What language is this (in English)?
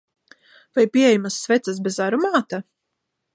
Latvian